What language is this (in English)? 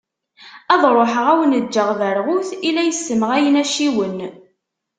Kabyle